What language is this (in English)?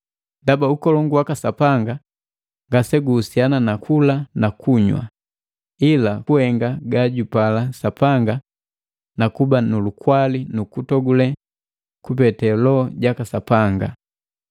Matengo